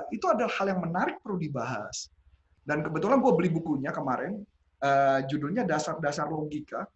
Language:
Indonesian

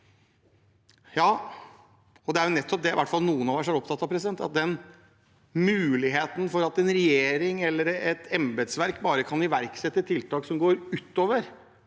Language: Norwegian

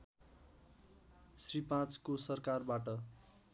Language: Nepali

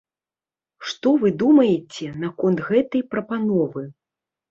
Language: Belarusian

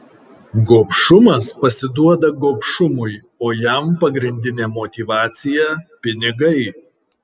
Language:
Lithuanian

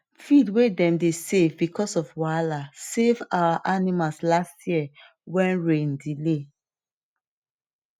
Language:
Nigerian Pidgin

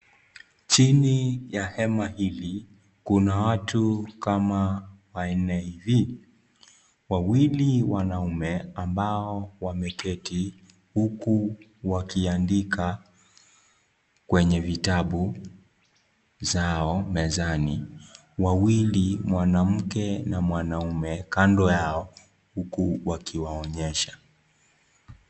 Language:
Swahili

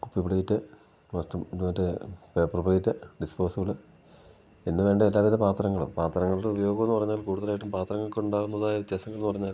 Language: Malayalam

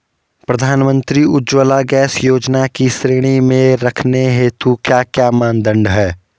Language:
Hindi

